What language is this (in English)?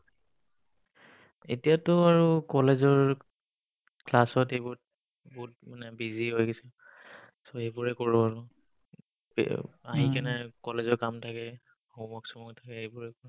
Assamese